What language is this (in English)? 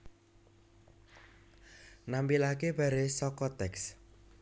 Javanese